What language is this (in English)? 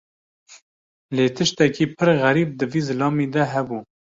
Kurdish